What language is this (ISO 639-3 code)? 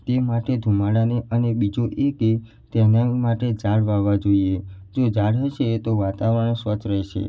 guj